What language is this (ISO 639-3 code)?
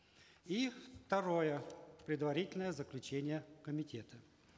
kaz